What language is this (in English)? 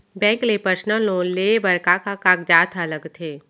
Chhattisgarhi